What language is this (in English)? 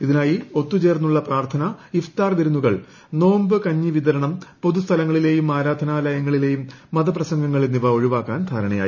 Malayalam